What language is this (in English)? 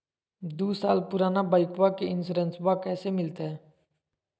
Magahi